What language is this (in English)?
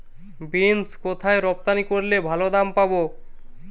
Bangla